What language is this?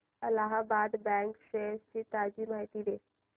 Marathi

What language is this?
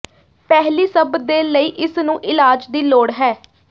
Punjabi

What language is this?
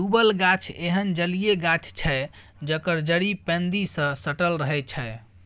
Maithili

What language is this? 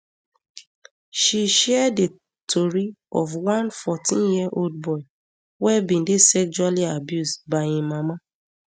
Nigerian Pidgin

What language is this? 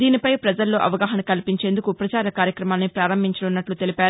Telugu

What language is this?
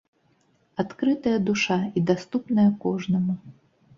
Belarusian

